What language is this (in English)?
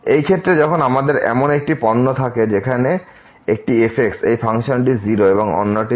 Bangla